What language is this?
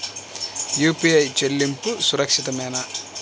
Telugu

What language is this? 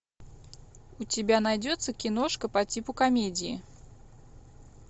Russian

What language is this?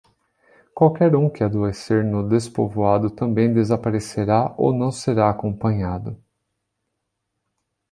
Portuguese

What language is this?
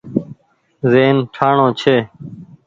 Goaria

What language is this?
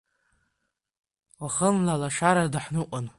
Abkhazian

